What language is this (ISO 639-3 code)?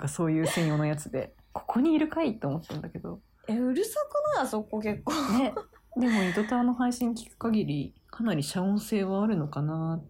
jpn